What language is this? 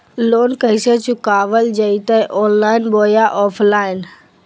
Magahi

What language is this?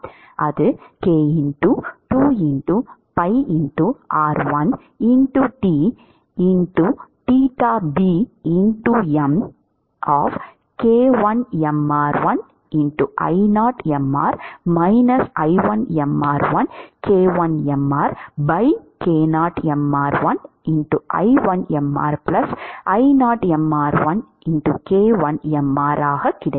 Tamil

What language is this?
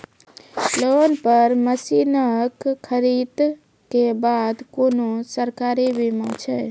Maithili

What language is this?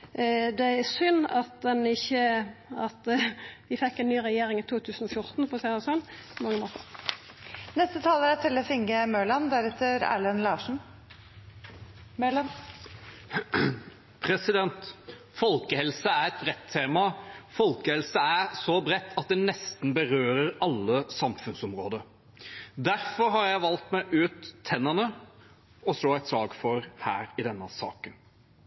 Norwegian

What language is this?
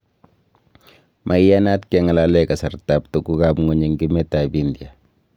Kalenjin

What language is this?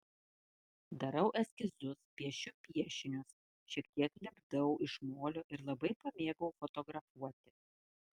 Lithuanian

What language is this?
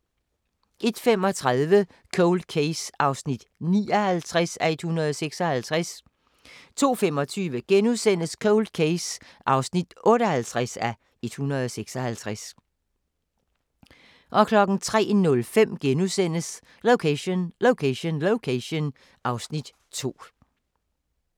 Danish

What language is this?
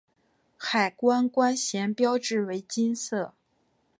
Chinese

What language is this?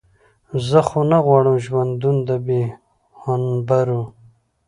Pashto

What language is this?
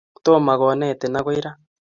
Kalenjin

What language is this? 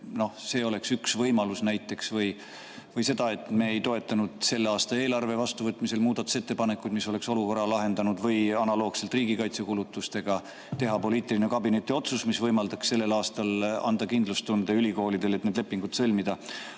Estonian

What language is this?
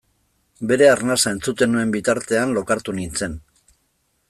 Basque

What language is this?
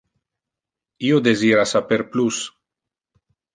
Interlingua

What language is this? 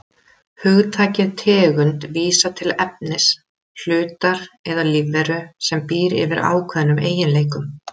Icelandic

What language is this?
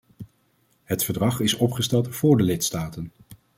Dutch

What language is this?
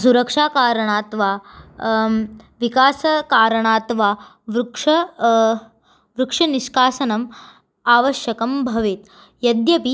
Sanskrit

